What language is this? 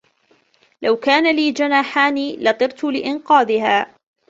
Arabic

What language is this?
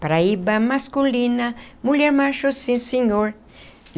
Portuguese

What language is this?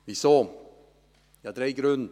Swiss German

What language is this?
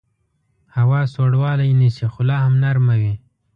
Pashto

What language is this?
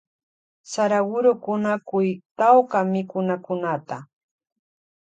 Loja Highland Quichua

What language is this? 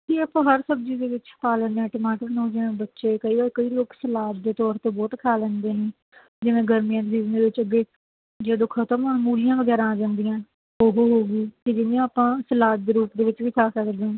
Punjabi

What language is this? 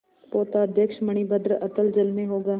Hindi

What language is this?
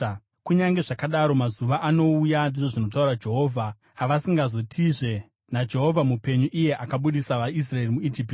Shona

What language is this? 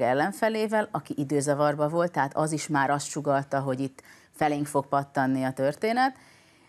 Hungarian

